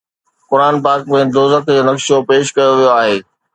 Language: Sindhi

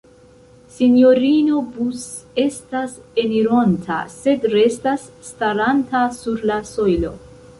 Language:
Esperanto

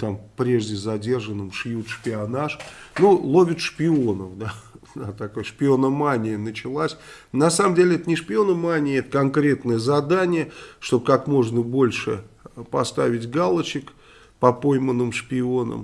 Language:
Russian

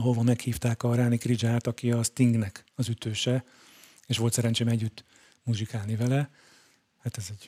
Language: Hungarian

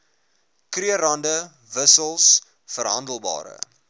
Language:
Afrikaans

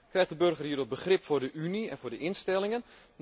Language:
Dutch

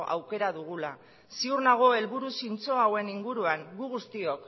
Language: Basque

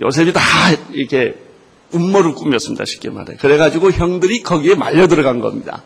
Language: Korean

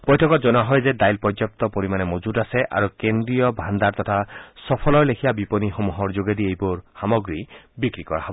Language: Assamese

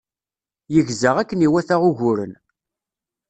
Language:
Kabyle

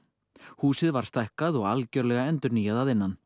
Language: Icelandic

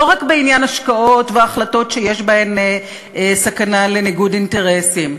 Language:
Hebrew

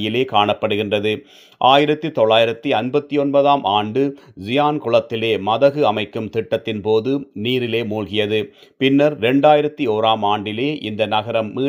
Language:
Tamil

